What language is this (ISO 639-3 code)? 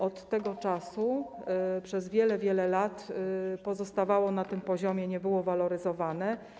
pol